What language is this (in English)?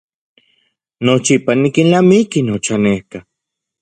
Central Puebla Nahuatl